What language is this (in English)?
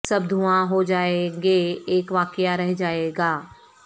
Urdu